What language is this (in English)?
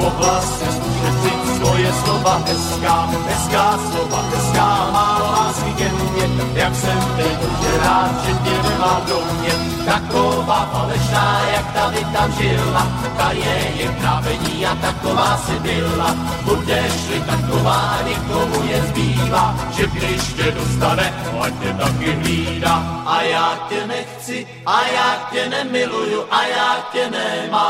Slovak